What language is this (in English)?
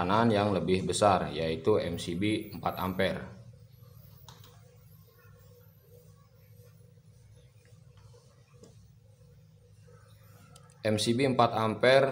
Indonesian